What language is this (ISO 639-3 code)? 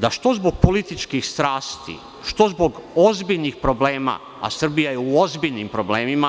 srp